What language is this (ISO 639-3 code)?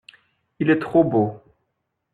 fra